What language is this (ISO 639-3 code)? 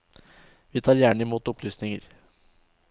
nor